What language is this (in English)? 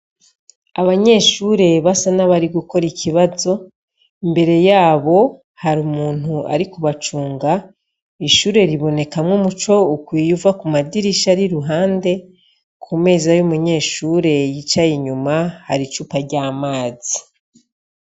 Rundi